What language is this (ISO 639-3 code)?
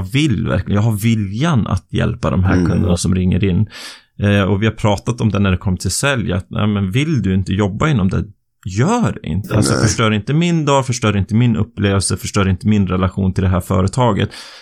swe